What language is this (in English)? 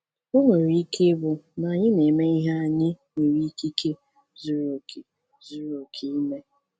Igbo